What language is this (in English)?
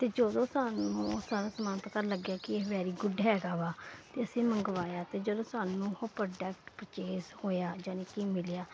Punjabi